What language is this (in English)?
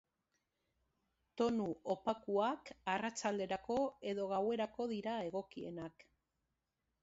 Basque